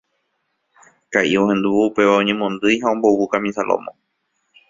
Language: Guarani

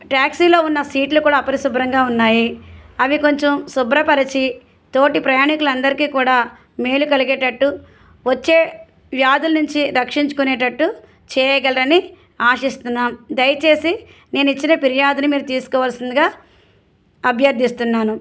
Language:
Telugu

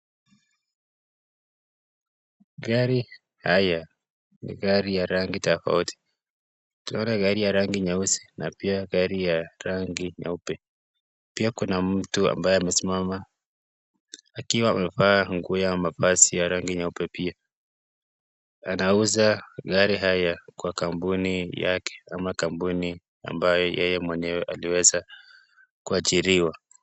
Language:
Swahili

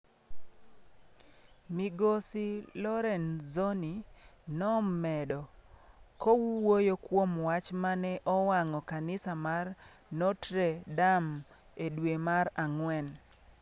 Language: Luo (Kenya and Tanzania)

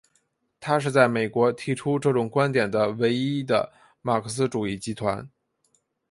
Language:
Chinese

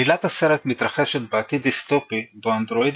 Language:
Hebrew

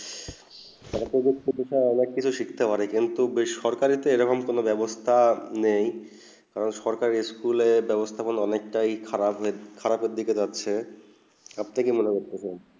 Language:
Bangla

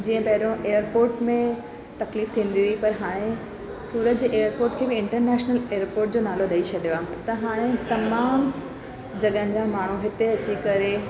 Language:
Sindhi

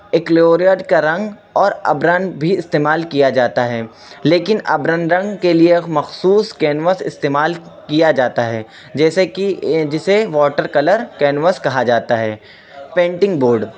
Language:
Urdu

